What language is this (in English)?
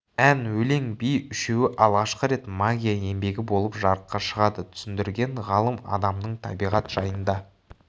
Kazakh